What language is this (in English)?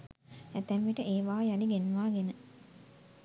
Sinhala